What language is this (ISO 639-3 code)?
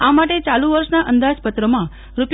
guj